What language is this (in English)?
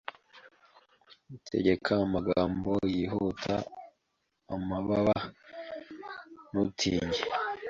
Kinyarwanda